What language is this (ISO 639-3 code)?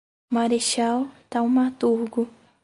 por